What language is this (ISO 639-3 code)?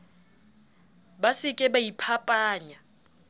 sot